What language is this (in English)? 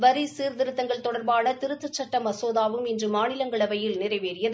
Tamil